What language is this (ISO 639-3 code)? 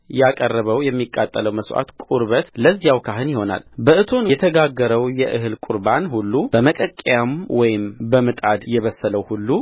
amh